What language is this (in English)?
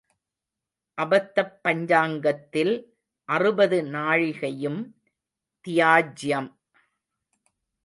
Tamil